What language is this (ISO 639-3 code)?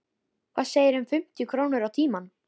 isl